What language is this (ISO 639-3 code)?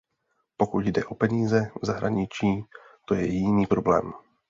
ces